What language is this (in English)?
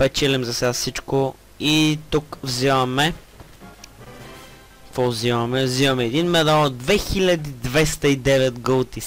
Bulgarian